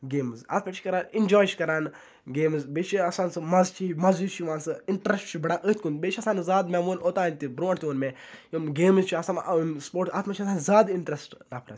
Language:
Kashmiri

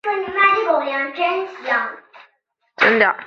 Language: Chinese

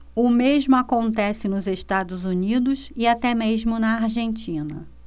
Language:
Portuguese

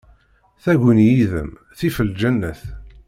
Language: Kabyle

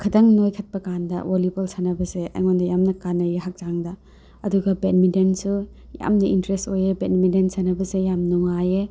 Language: Manipuri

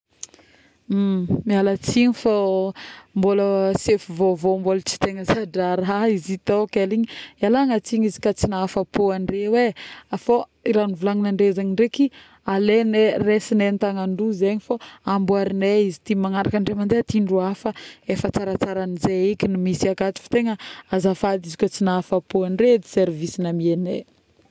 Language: Northern Betsimisaraka Malagasy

